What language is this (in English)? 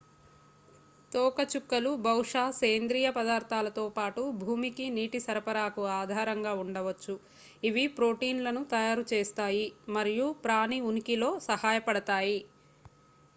Telugu